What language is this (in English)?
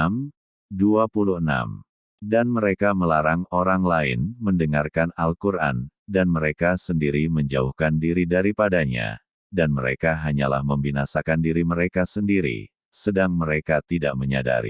Indonesian